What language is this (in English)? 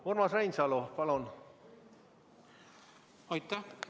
Estonian